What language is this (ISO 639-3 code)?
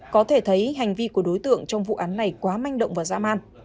vie